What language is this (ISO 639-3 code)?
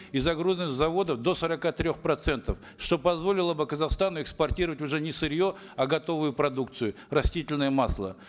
kaz